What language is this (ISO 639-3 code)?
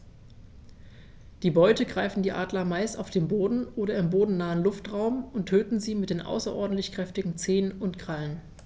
deu